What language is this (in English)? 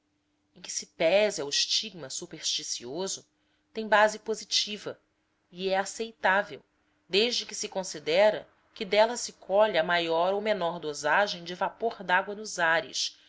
Portuguese